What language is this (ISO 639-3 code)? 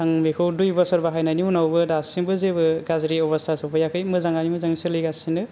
brx